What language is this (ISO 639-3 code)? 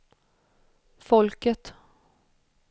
swe